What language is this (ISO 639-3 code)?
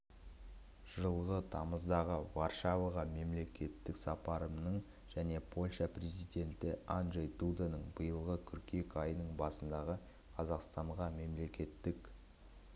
kaz